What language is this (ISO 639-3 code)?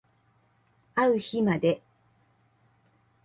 jpn